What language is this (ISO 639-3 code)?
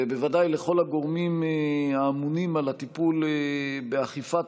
heb